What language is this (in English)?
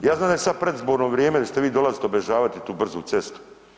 Croatian